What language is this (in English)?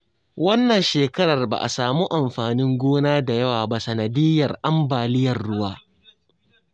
Hausa